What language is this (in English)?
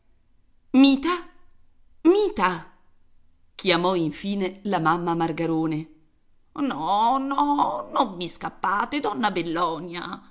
Italian